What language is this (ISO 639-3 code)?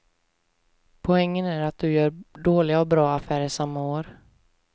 swe